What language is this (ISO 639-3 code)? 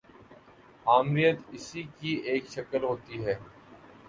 urd